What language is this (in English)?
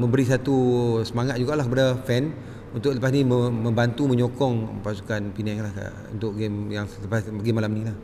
Malay